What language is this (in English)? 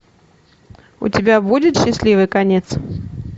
Russian